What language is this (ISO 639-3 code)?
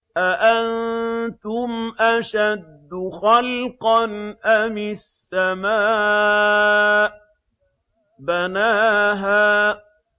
ara